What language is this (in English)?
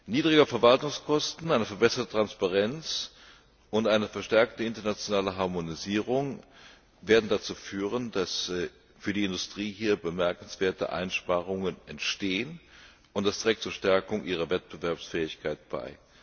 German